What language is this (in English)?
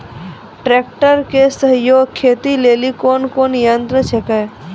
Maithili